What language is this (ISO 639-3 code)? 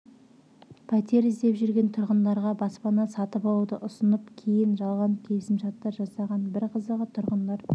kaz